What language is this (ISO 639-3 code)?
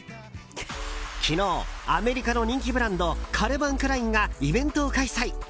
jpn